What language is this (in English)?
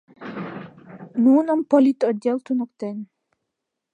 Mari